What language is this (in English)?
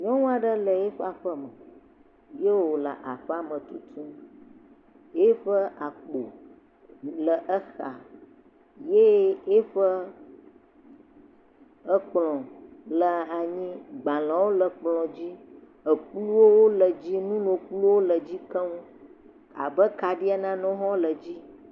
Ewe